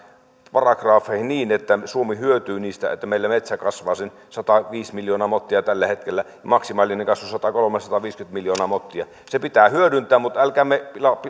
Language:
Finnish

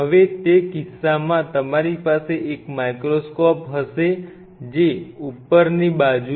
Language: Gujarati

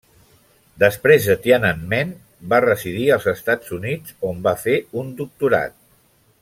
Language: Catalan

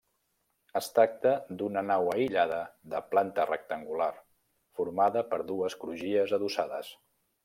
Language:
Catalan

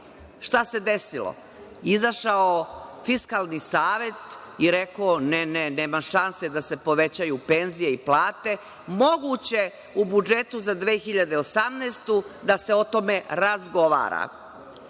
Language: Serbian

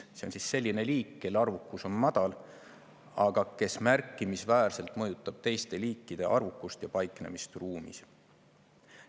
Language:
Estonian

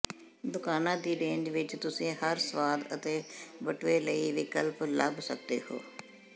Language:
Punjabi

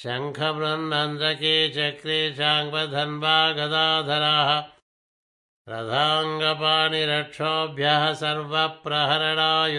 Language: Telugu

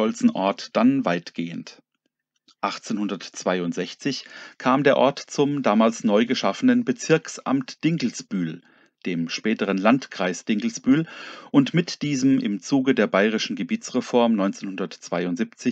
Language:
German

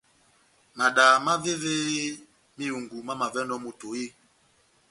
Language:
Batanga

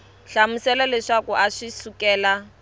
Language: Tsonga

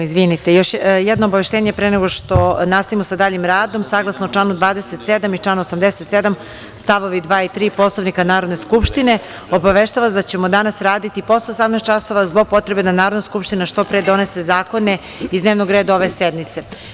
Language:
Serbian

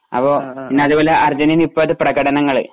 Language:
Malayalam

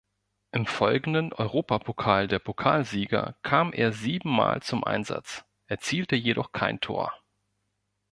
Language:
German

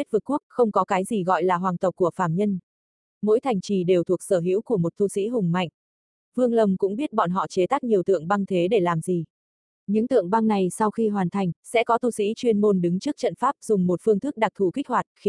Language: Vietnamese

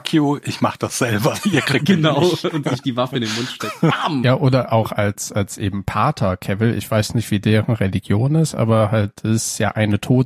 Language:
German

